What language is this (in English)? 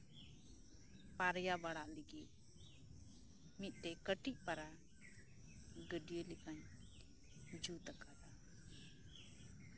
Santali